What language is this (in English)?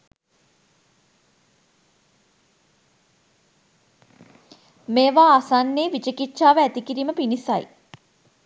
Sinhala